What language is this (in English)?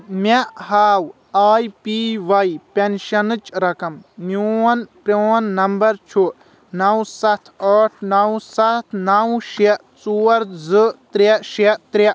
Kashmiri